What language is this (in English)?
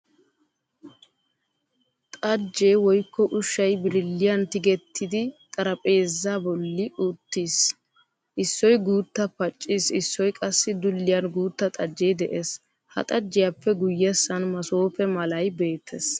Wolaytta